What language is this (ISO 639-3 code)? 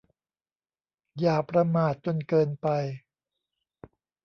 tha